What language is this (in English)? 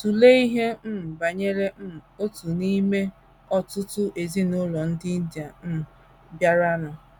Igbo